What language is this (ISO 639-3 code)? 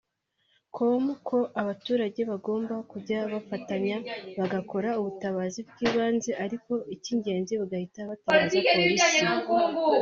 kin